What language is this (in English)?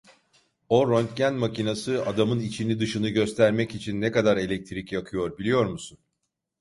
Turkish